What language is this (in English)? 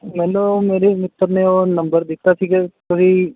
Punjabi